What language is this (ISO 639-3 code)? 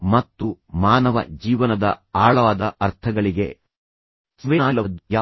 kan